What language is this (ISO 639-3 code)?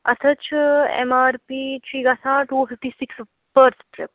kas